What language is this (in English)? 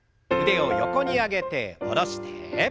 Japanese